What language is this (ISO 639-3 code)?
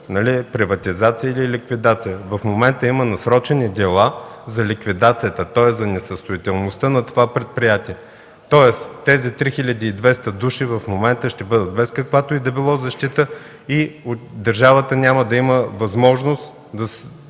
bul